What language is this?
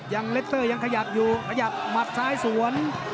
Thai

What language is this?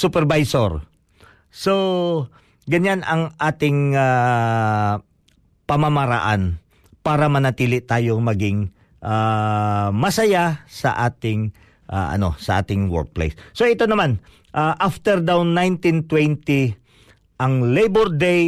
Filipino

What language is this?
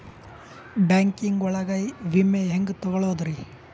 Kannada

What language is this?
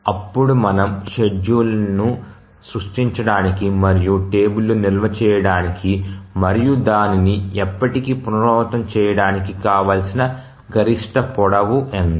Telugu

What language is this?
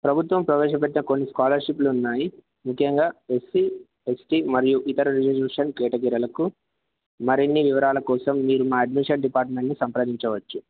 Telugu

